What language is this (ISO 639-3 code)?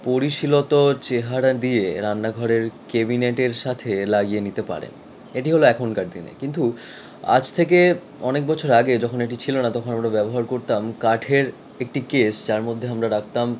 ben